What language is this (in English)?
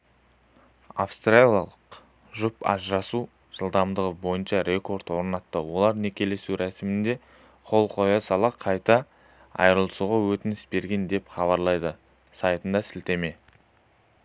Kazakh